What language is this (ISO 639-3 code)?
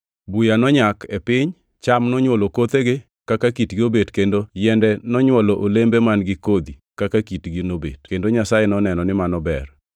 luo